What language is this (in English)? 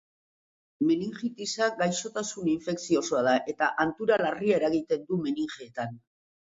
Basque